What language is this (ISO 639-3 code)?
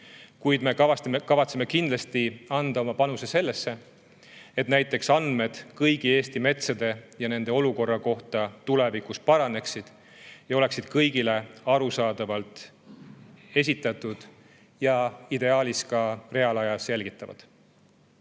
est